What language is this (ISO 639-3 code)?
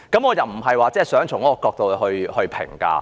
yue